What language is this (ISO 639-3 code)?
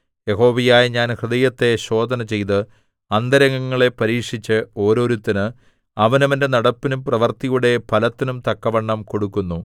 mal